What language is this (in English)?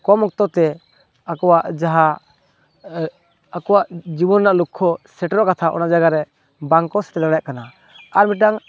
Santali